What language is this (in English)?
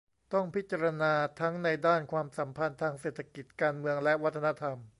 Thai